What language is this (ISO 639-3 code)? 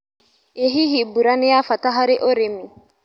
kik